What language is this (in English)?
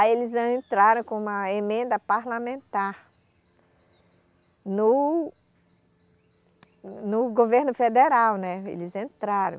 Portuguese